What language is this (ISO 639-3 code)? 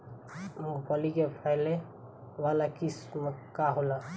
bho